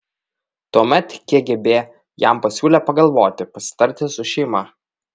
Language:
Lithuanian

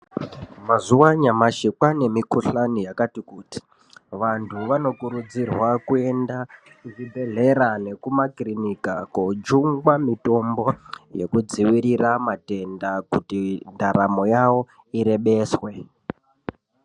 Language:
Ndau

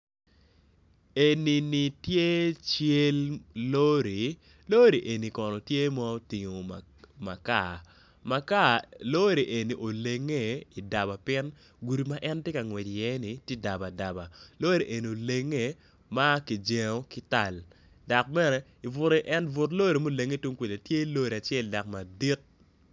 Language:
Acoli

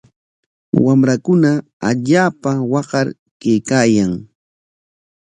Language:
Corongo Ancash Quechua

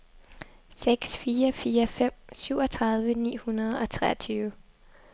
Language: Danish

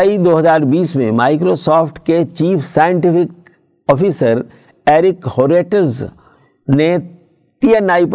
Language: Urdu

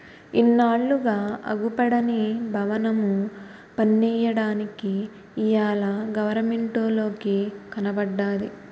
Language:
Telugu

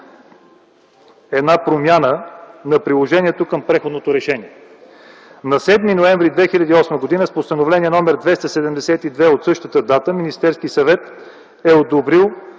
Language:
Bulgarian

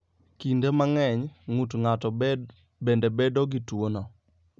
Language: Luo (Kenya and Tanzania)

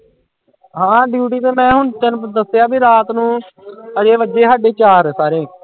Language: Punjabi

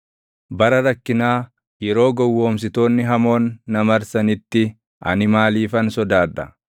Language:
Oromo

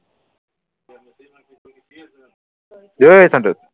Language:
Assamese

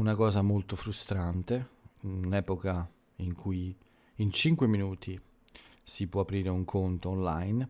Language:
Italian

